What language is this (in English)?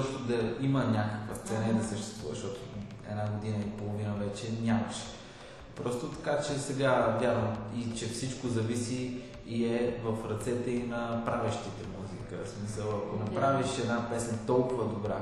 Bulgarian